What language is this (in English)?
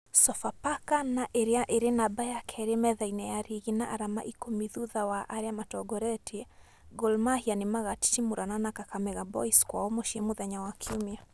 Kikuyu